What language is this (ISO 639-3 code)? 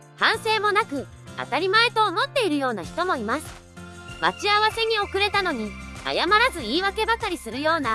jpn